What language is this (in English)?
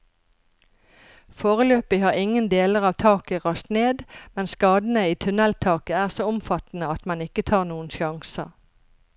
Norwegian